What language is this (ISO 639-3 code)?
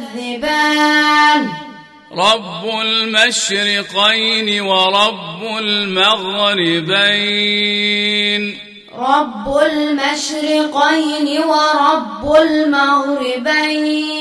ara